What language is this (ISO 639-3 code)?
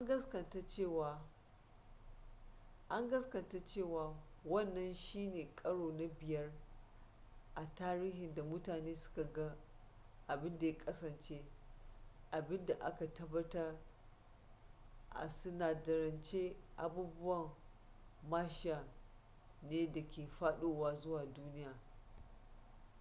hau